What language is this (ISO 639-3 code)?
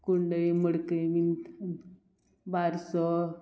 kok